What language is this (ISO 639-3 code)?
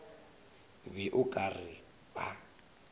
nso